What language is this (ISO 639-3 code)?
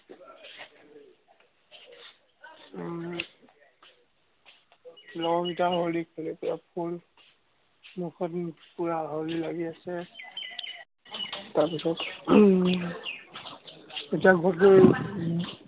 asm